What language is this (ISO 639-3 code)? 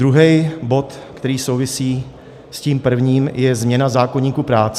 ces